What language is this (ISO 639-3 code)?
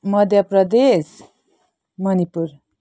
nep